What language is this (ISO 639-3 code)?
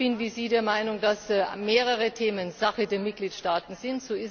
deu